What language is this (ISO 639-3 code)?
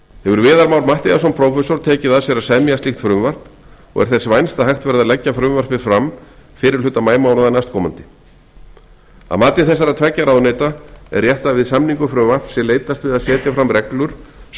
isl